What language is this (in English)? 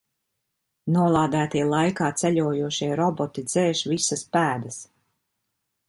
Latvian